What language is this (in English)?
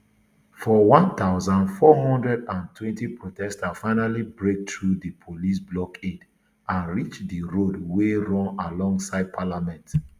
Nigerian Pidgin